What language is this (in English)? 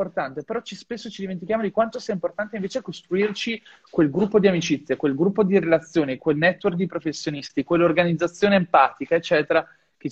Italian